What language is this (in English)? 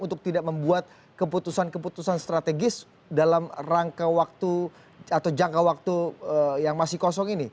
Indonesian